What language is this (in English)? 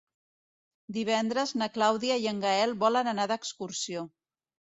Catalan